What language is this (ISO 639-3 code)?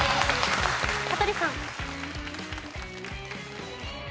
jpn